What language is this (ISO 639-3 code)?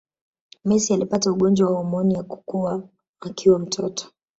swa